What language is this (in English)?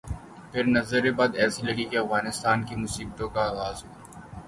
Urdu